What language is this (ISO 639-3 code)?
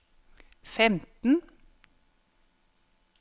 nor